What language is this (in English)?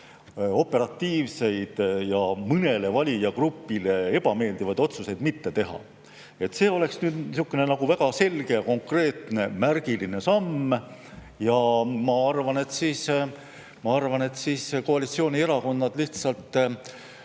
Estonian